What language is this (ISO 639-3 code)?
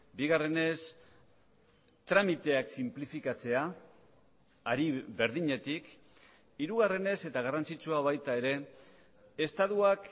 eus